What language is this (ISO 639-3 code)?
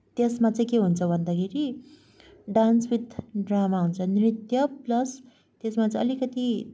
nep